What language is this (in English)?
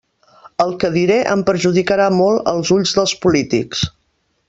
Catalan